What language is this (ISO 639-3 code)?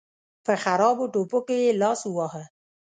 pus